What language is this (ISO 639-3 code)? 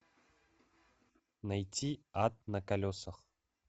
rus